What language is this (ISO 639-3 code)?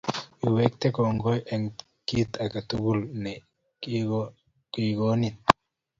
kln